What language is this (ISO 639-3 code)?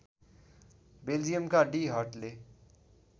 nep